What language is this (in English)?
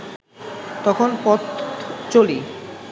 Bangla